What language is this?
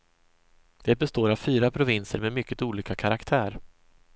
Swedish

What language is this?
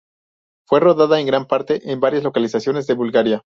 Spanish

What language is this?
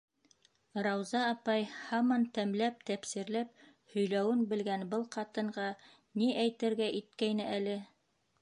Bashkir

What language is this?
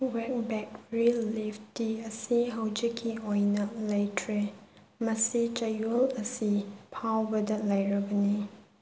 Manipuri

